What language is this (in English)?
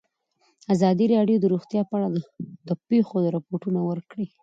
Pashto